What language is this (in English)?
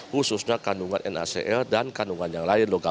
Indonesian